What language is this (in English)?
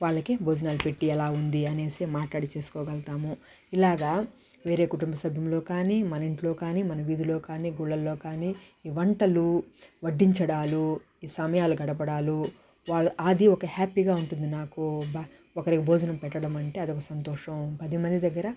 Telugu